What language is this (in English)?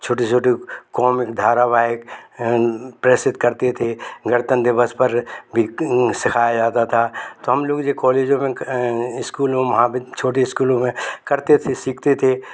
Hindi